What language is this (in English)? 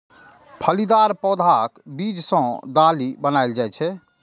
Maithili